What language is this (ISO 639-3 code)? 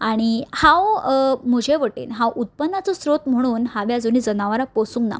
kok